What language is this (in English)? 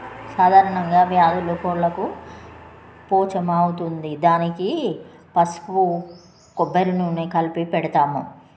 Telugu